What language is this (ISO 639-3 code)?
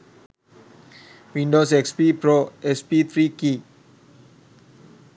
sin